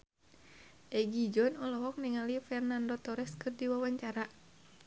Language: Sundanese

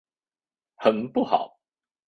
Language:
Chinese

